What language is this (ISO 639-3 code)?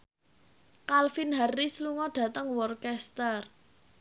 jav